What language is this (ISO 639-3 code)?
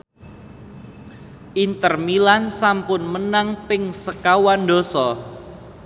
jav